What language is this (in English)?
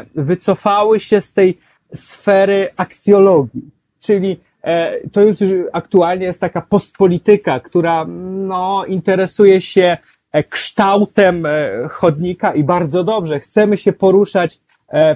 Polish